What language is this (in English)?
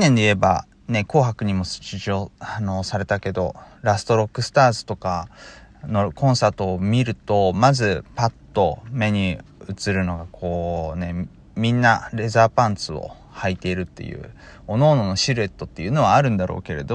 Japanese